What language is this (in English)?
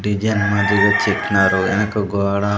Telugu